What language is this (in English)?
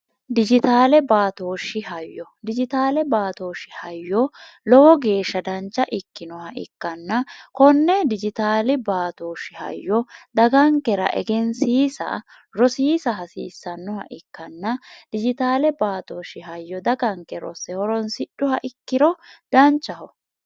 Sidamo